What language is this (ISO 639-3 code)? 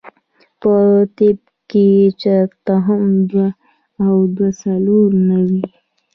pus